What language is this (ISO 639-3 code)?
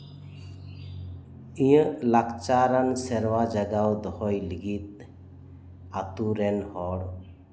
sat